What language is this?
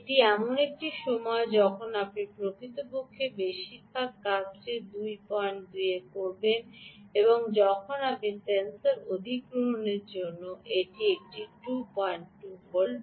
Bangla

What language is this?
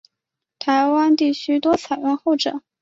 Chinese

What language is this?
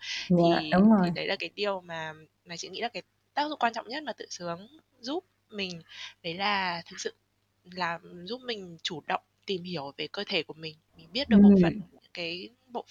Vietnamese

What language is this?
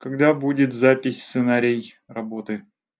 Russian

